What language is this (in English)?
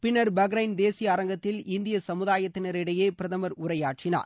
Tamil